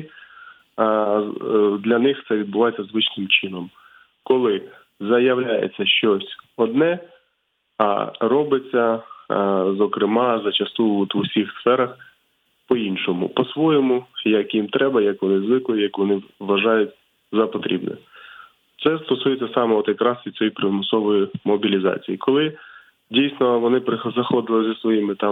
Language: Ukrainian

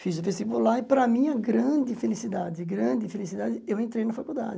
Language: Portuguese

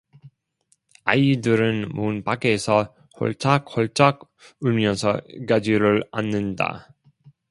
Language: Korean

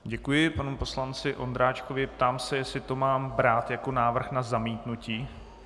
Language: Czech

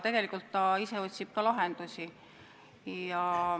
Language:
Estonian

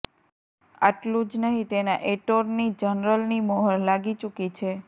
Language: Gujarati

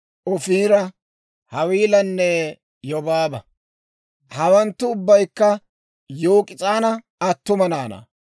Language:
Dawro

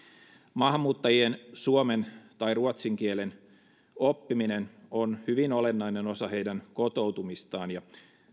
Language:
Finnish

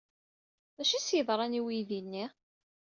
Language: Kabyle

